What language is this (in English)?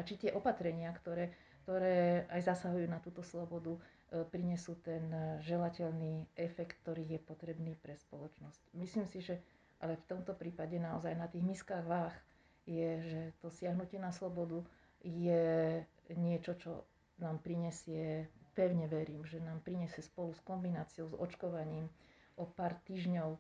Slovak